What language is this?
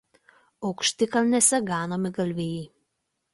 Lithuanian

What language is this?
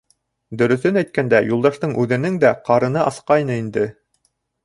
Bashkir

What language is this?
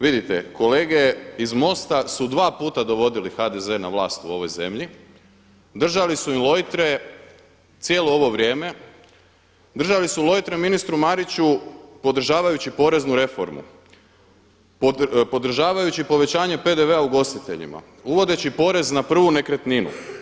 Croatian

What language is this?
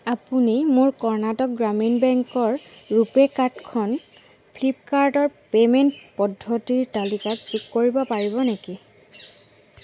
Assamese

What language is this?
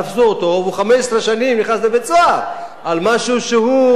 Hebrew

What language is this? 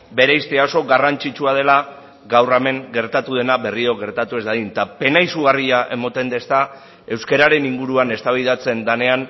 Basque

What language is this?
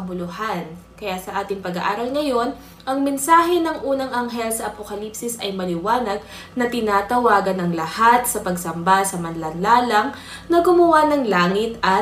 Filipino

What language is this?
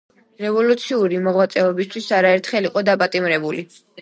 Georgian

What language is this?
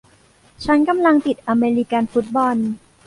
Thai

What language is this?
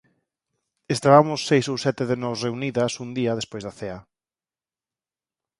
Galician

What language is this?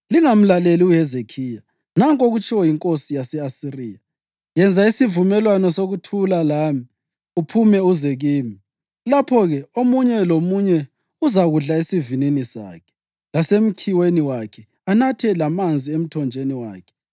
North Ndebele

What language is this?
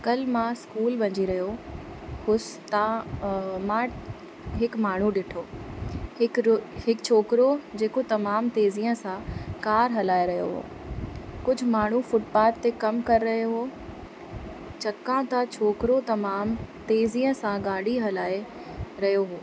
Sindhi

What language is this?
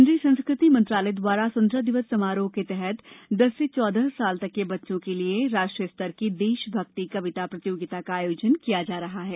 Hindi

